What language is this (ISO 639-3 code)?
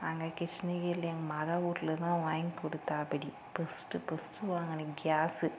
tam